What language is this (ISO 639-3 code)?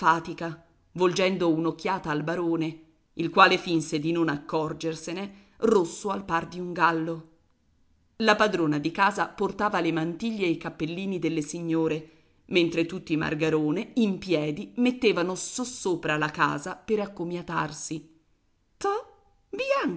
ita